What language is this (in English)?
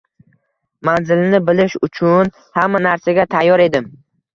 Uzbek